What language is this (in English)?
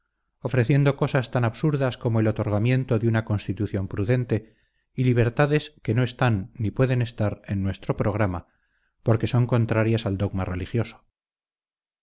Spanish